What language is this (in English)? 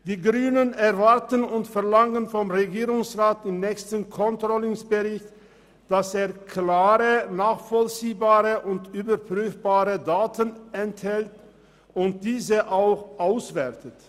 Swiss German